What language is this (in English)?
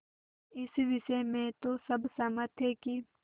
Hindi